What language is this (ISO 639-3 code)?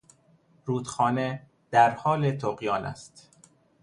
fas